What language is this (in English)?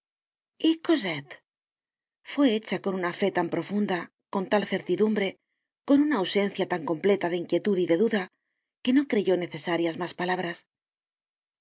Spanish